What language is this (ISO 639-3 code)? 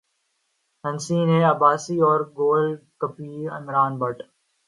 urd